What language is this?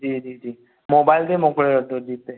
Sindhi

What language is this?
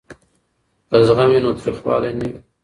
Pashto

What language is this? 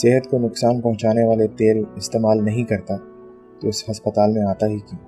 Urdu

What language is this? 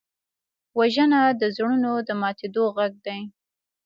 Pashto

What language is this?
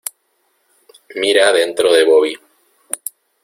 Spanish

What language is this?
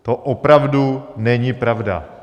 Czech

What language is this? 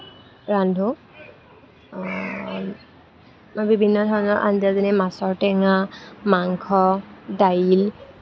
Assamese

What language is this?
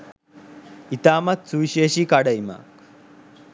Sinhala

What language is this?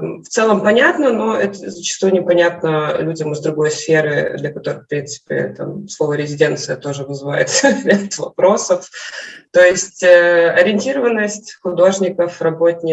Russian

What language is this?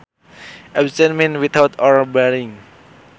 Sundanese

